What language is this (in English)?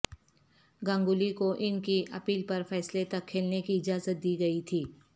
Urdu